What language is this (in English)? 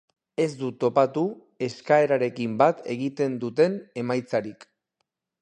Basque